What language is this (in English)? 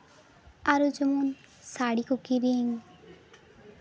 Santali